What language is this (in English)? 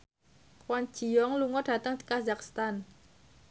Javanese